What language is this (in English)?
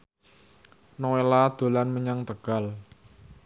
Javanese